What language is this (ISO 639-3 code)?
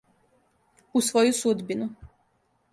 srp